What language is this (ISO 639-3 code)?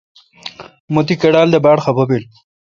xka